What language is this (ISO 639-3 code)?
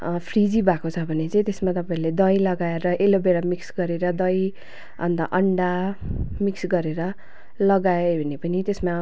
nep